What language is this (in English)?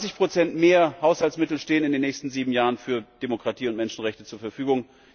German